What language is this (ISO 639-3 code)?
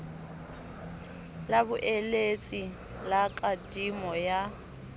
sot